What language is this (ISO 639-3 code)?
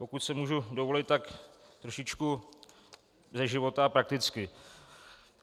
ces